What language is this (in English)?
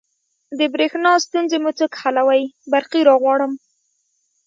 Pashto